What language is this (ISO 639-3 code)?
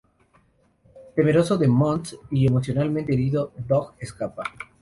spa